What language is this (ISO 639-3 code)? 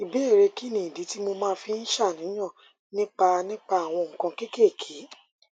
yor